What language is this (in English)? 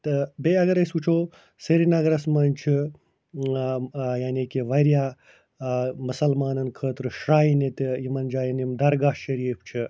Kashmiri